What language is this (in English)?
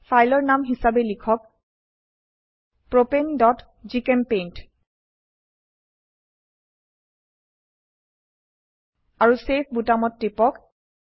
Assamese